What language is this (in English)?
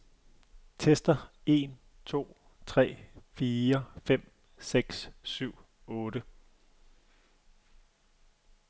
Danish